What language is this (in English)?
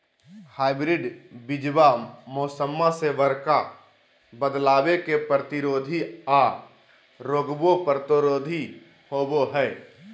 Magahi